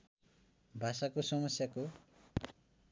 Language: Nepali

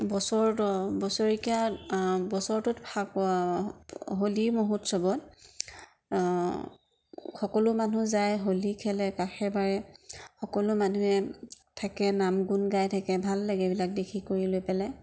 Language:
Assamese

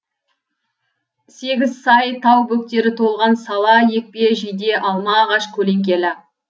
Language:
Kazakh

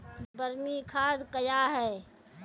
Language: Maithili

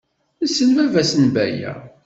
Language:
Kabyle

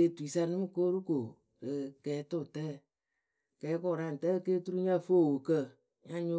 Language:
Akebu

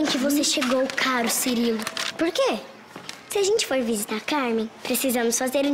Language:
Portuguese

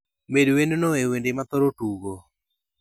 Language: Luo (Kenya and Tanzania)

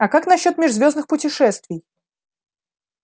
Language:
Russian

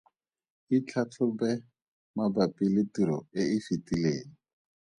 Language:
Tswana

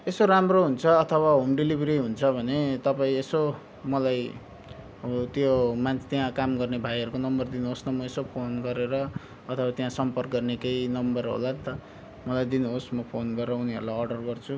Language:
Nepali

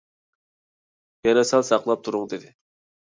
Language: Uyghur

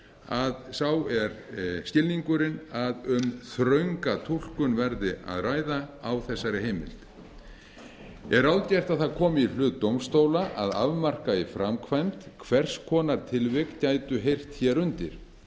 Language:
Icelandic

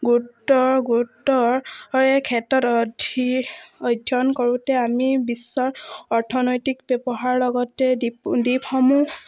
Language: Assamese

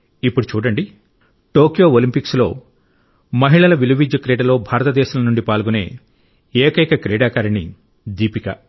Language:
Telugu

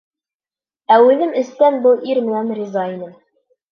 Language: Bashkir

